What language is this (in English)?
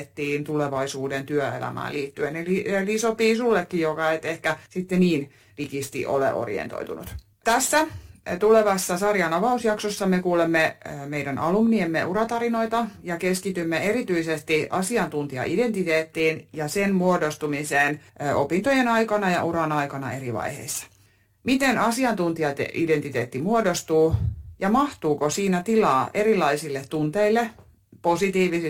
Finnish